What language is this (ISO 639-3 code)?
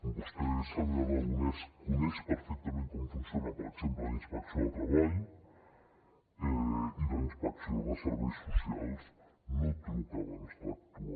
cat